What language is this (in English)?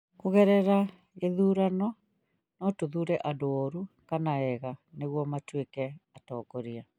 Kikuyu